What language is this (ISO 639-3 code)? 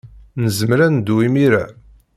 kab